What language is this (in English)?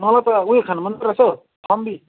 Nepali